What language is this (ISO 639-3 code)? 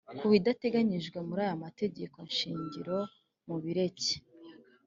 kin